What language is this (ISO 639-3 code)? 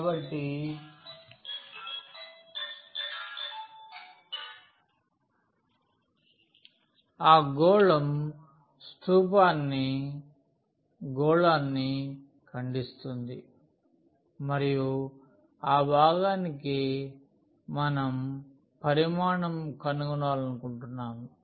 tel